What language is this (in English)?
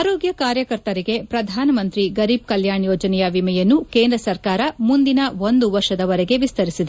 Kannada